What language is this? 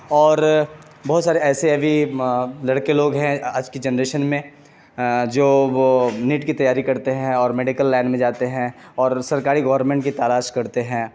Urdu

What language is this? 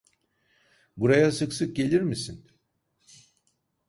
Turkish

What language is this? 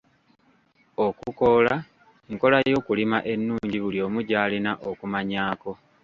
Ganda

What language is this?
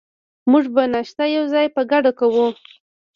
Pashto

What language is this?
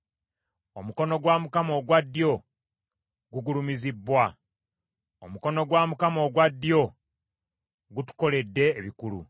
Ganda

